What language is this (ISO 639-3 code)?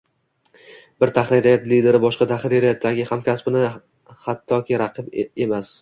uzb